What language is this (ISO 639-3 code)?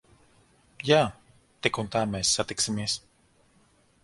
lav